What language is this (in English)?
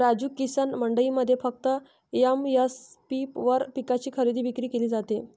Marathi